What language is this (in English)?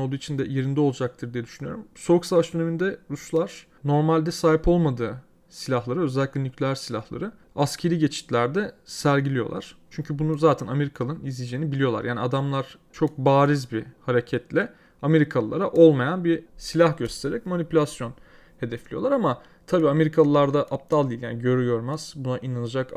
Turkish